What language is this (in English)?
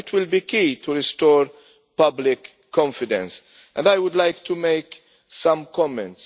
English